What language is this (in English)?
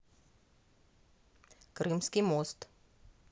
Russian